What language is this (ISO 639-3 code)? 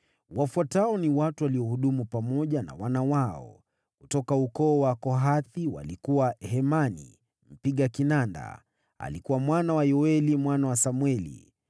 swa